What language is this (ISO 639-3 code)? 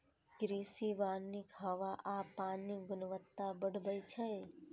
mai